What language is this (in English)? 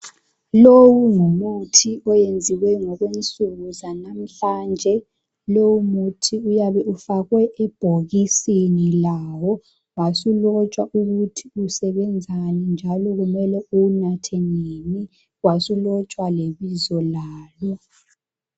North Ndebele